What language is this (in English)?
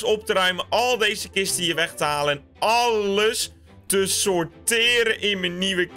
Dutch